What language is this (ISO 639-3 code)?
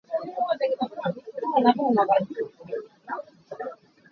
cnh